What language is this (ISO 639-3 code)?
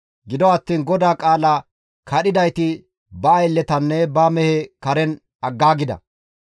gmv